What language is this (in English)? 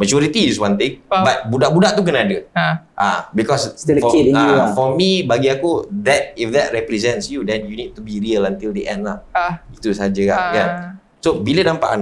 Malay